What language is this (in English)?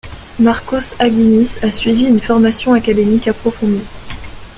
French